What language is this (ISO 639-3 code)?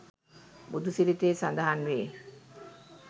sin